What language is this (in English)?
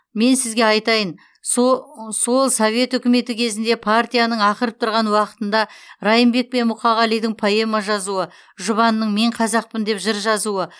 Kazakh